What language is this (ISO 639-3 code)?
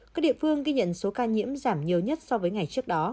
vie